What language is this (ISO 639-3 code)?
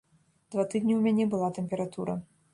bel